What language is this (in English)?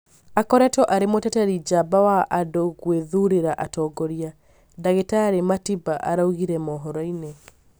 Kikuyu